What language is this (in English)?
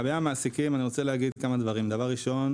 Hebrew